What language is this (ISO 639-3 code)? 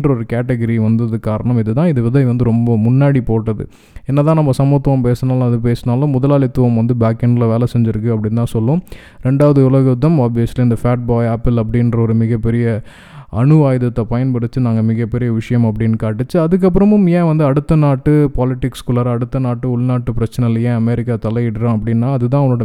tam